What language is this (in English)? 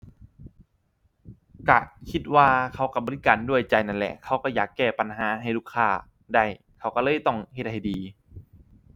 Thai